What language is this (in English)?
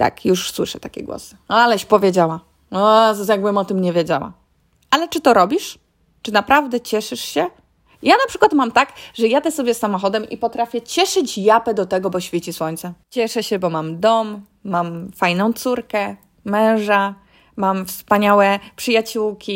Polish